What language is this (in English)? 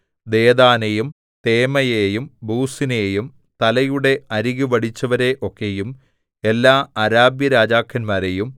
Malayalam